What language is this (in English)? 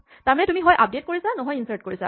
Assamese